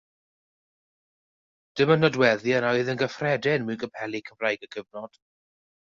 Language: Welsh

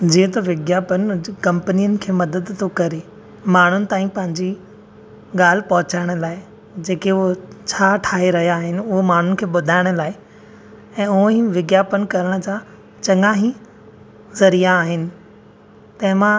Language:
Sindhi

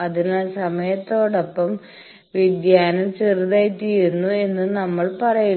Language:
Malayalam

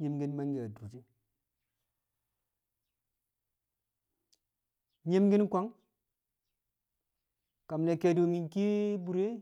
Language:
Kamo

